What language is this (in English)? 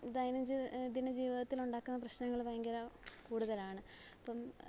Malayalam